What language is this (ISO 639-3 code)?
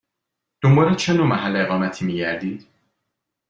fas